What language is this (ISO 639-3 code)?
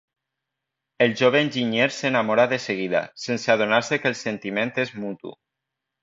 cat